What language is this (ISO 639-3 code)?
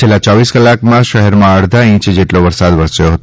guj